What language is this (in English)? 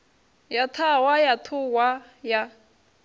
Venda